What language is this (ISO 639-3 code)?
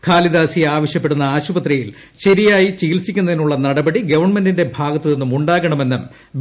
mal